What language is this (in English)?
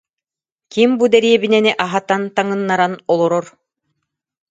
Yakut